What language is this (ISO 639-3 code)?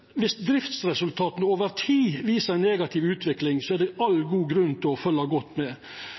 nno